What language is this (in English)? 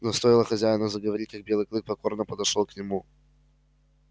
Russian